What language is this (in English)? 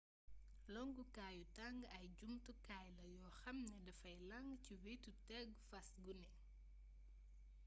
Wolof